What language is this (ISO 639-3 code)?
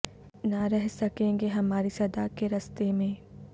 urd